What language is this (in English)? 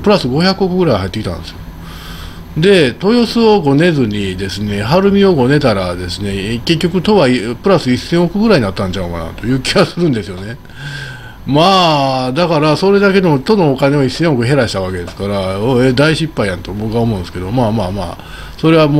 Japanese